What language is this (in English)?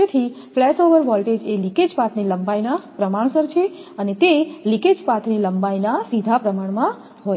Gujarati